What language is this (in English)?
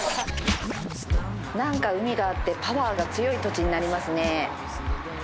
Japanese